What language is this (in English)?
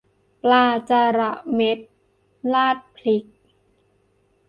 Thai